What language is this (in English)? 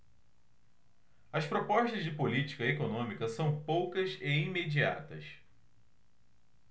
Portuguese